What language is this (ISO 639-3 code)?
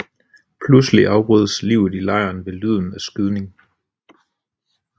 dan